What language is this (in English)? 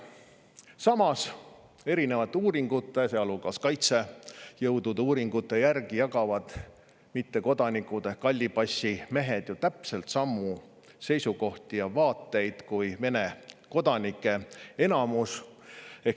Estonian